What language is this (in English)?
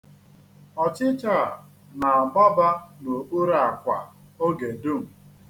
Igbo